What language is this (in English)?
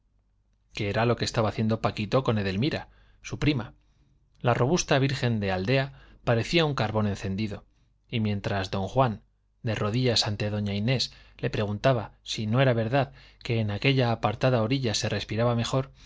Spanish